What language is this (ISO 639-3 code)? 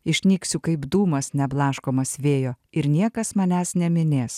lit